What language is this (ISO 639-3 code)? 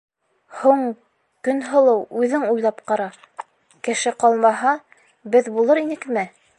bak